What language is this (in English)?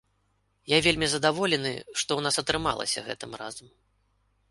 Belarusian